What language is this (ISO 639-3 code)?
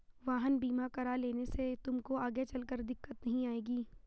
hin